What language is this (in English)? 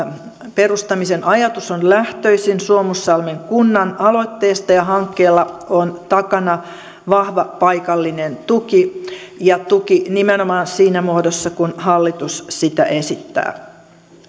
Finnish